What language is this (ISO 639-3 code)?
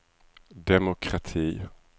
swe